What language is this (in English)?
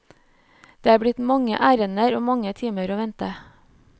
Norwegian